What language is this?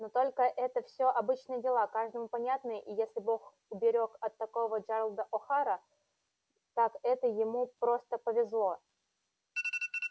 Russian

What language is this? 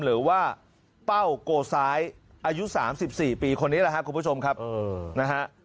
Thai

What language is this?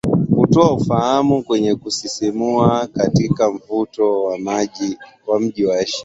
Swahili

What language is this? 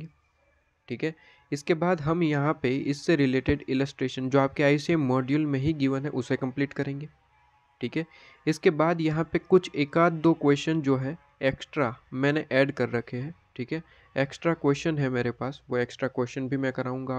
Hindi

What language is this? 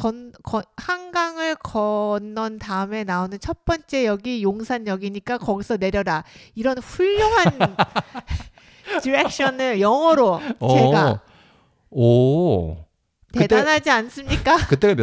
Korean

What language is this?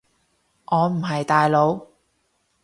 Cantonese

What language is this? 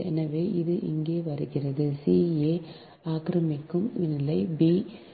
Tamil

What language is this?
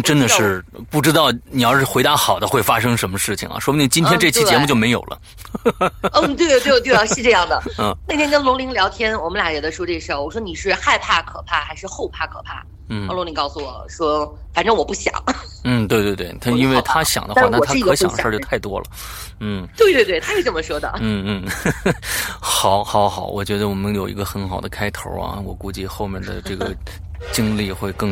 Chinese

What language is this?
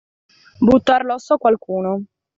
Italian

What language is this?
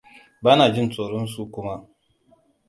Hausa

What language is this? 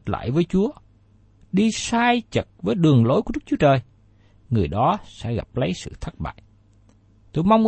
Vietnamese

